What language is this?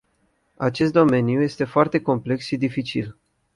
Romanian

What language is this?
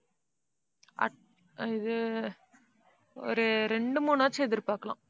Tamil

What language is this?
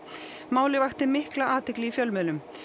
Icelandic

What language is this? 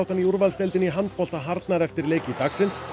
Icelandic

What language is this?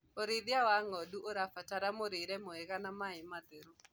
Kikuyu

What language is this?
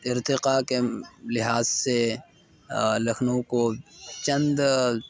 Urdu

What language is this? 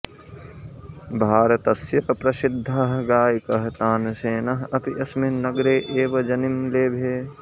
Sanskrit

